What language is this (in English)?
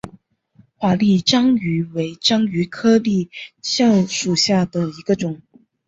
Chinese